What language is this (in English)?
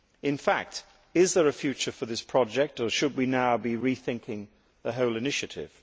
English